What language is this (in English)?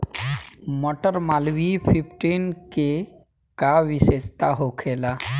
Bhojpuri